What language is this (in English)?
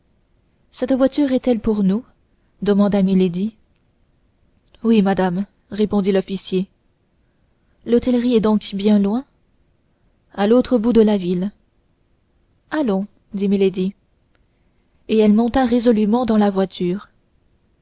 French